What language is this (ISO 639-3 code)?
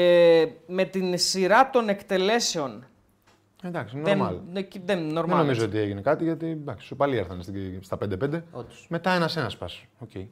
ell